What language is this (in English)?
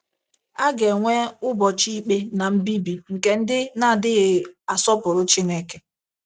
Igbo